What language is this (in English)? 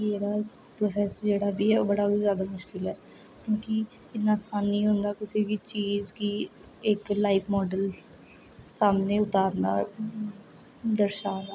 Dogri